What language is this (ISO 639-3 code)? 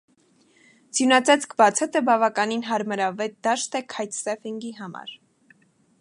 hye